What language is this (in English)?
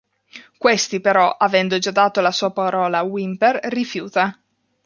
Italian